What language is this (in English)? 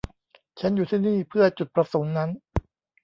Thai